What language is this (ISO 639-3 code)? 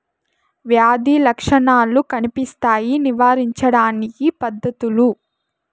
tel